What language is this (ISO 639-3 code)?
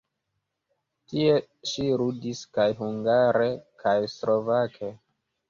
epo